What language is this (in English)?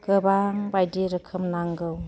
Bodo